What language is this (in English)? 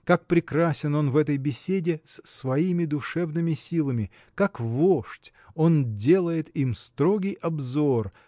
Russian